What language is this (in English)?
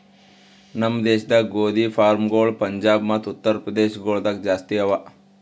Kannada